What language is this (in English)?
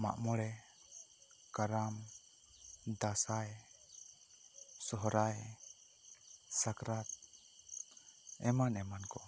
Santali